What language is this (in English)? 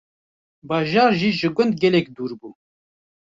Kurdish